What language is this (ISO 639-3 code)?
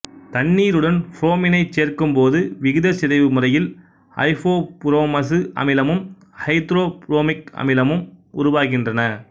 tam